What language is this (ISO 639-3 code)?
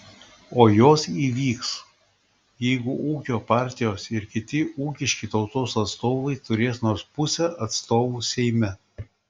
lit